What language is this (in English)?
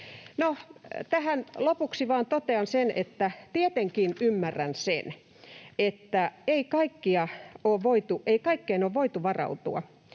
Finnish